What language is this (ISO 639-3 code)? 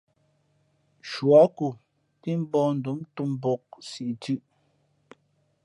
fmp